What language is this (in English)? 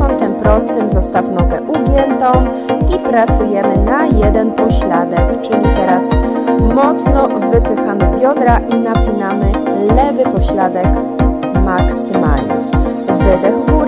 Polish